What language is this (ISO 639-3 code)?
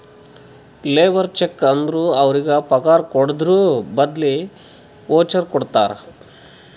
kan